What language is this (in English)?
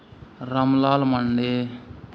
Santali